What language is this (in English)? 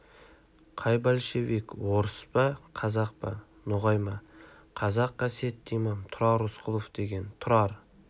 Kazakh